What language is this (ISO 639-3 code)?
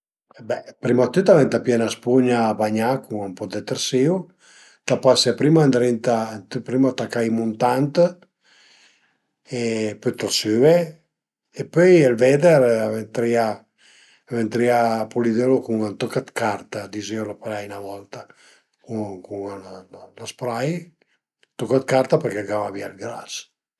pms